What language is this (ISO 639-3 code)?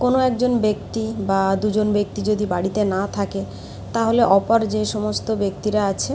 ben